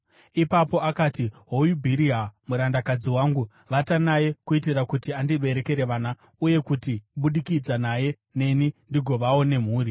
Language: Shona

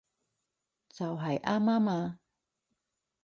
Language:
Cantonese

